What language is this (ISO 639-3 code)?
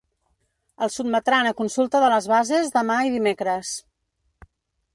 cat